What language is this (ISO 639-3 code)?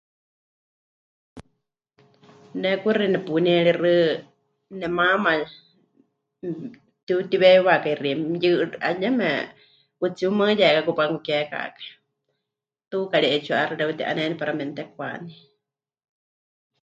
hch